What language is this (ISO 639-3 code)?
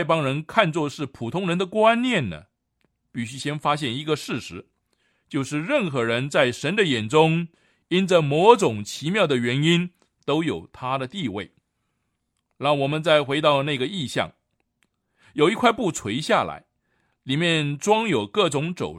zho